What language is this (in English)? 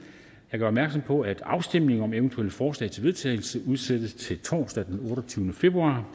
Danish